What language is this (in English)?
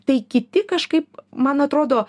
Lithuanian